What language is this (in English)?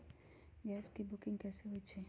Magahi